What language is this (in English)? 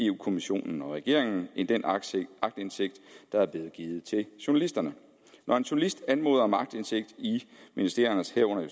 Danish